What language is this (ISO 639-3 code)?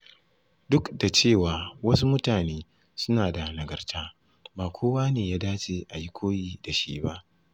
hau